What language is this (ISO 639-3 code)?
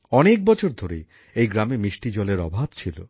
ben